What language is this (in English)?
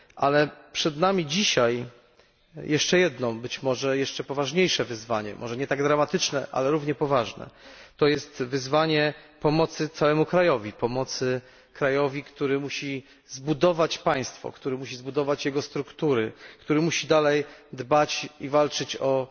Polish